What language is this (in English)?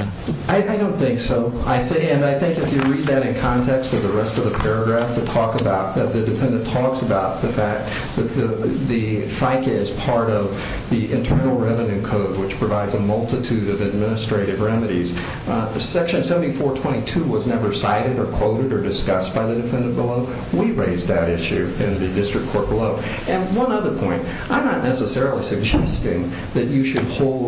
English